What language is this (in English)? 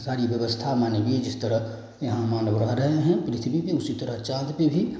Hindi